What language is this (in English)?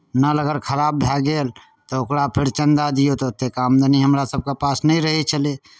Maithili